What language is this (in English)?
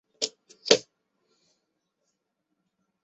Chinese